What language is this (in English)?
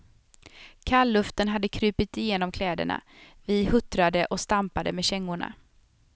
Swedish